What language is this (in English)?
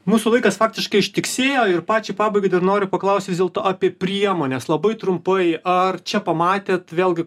Lithuanian